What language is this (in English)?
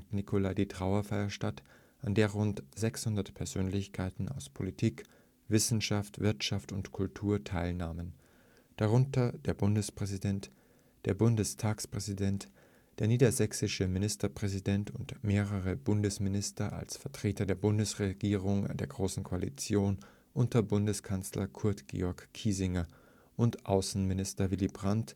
German